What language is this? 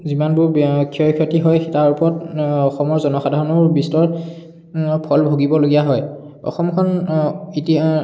Assamese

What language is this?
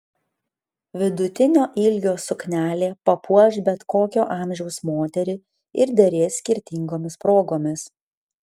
Lithuanian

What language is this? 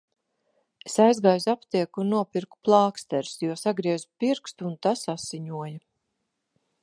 Latvian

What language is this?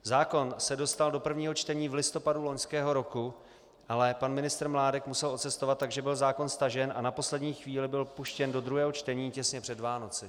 Czech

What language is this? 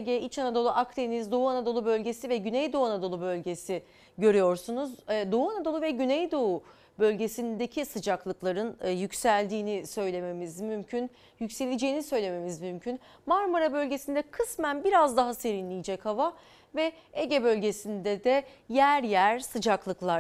Turkish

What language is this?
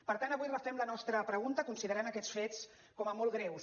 Catalan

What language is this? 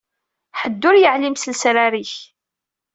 Kabyle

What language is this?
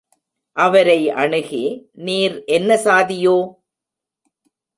Tamil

